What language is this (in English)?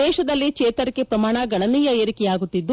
Kannada